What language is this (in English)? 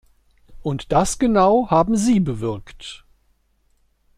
German